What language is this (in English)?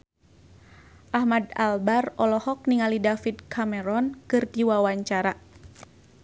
Sundanese